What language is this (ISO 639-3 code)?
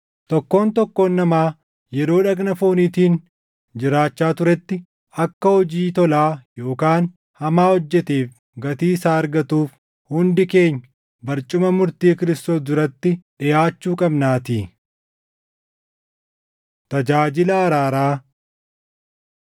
orm